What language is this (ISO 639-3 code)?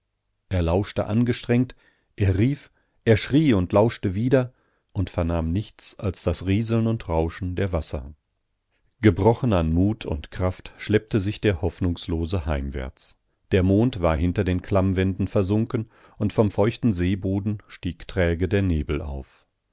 deu